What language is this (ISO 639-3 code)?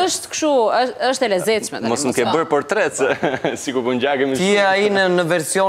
ron